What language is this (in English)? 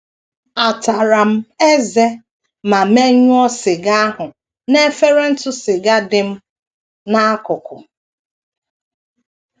Igbo